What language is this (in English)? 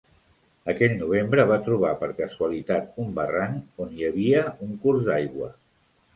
Catalan